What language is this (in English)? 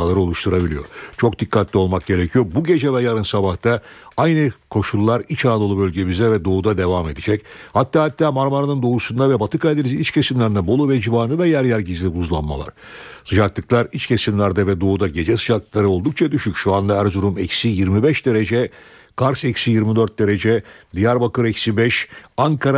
Turkish